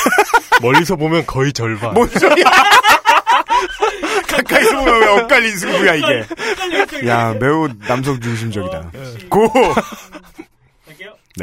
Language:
Korean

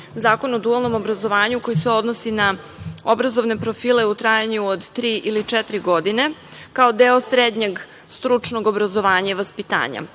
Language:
Serbian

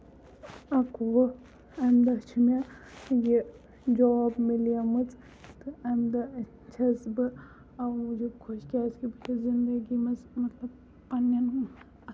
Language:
Kashmiri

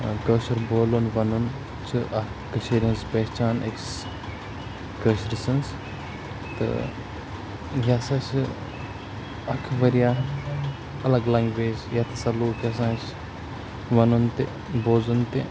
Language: Kashmiri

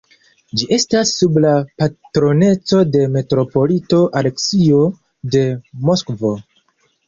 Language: Esperanto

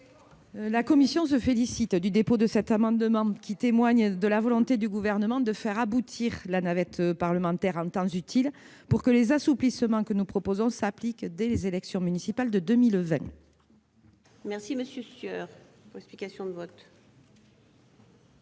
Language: French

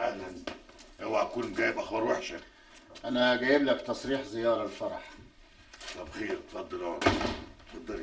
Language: Arabic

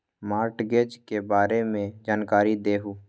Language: Magahi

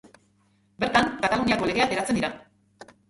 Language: Basque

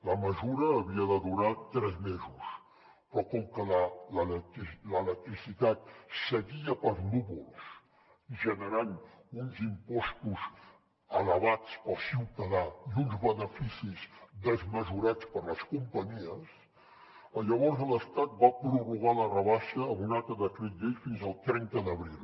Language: Catalan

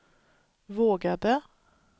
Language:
Swedish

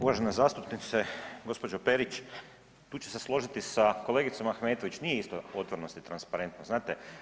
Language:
Croatian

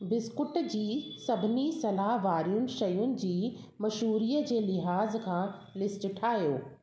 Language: Sindhi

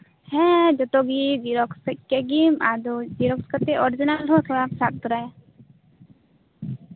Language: Santali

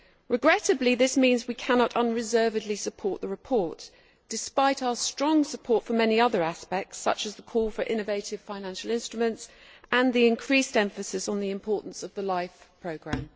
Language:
English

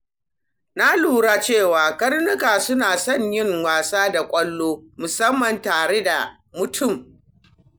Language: Hausa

